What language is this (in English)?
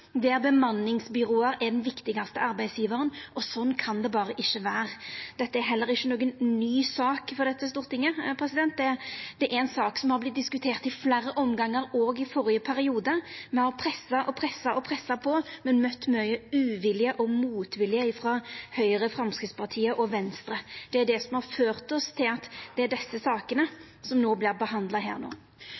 Norwegian Nynorsk